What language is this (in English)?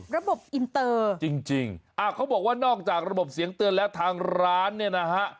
Thai